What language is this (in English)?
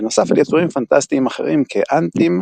Hebrew